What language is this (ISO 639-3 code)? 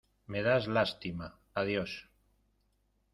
spa